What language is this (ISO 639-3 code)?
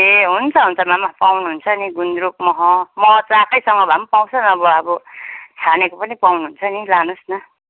nep